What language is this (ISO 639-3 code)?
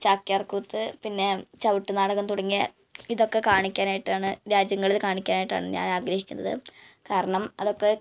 mal